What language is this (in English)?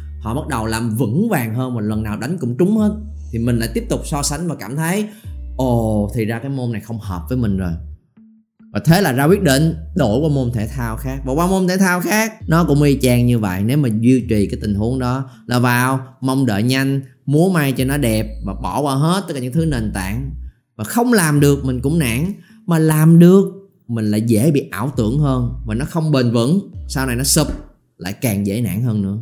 Vietnamese